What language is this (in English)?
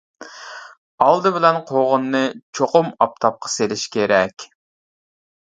Uyghur